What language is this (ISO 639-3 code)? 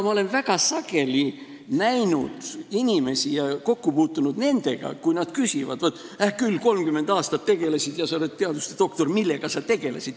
est